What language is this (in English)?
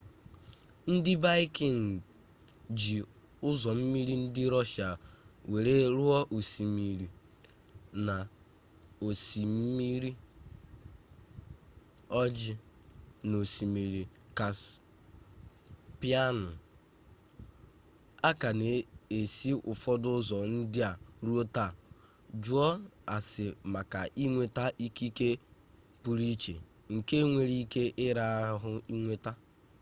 Igbo